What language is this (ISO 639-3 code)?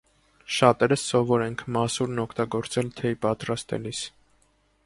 hye